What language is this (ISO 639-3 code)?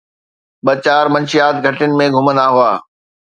snd